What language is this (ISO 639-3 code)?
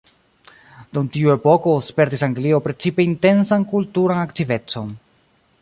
epo